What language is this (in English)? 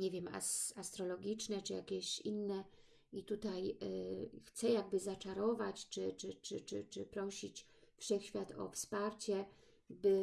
Polish